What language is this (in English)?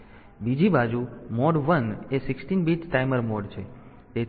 Gujarati